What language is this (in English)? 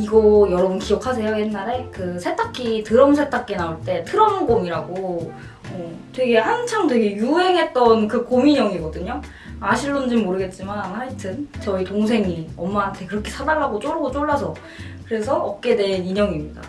Korean